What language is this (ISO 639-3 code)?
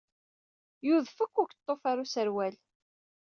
kab